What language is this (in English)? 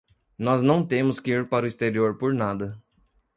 Portuguese